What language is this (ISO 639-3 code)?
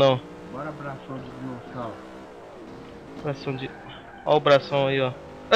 por